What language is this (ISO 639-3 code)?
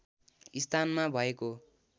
nep